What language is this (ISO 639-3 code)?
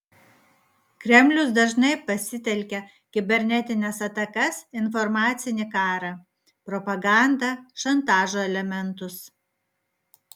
lit